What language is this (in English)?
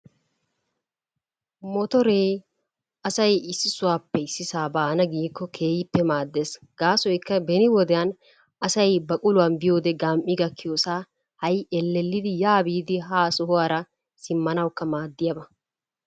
Wolaytta